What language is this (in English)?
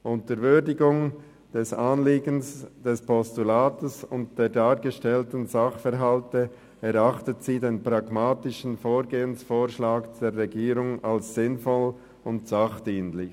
Swiss German